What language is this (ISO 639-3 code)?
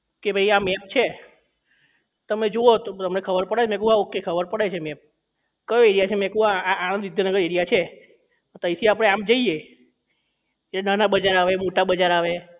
guj